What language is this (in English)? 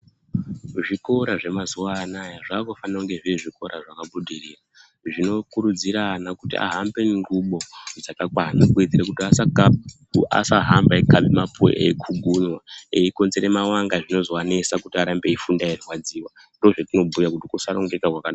Ndau